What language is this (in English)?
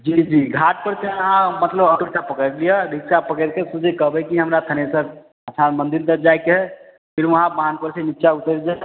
Maithili